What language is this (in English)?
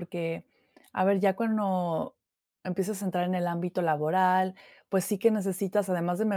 Spanish